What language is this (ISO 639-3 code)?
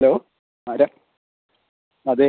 mal